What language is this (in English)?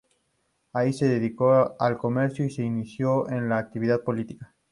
Spanish